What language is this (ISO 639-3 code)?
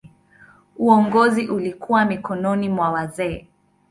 swa